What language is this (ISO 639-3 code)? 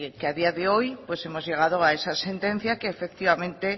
spa